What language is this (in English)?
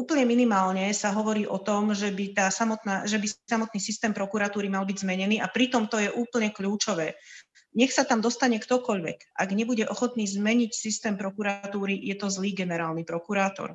Slovak